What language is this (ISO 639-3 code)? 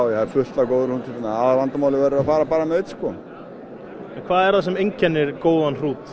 isl